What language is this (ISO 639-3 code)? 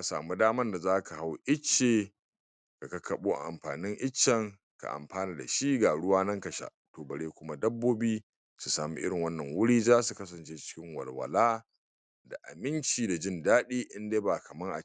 hau